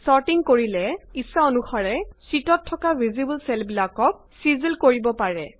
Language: Assamese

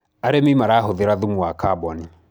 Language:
Kikuyu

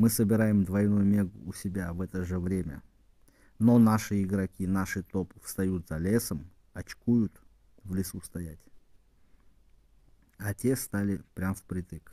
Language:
Russian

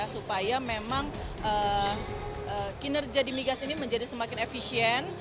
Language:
Indonesian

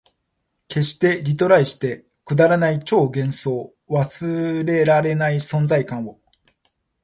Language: Japanese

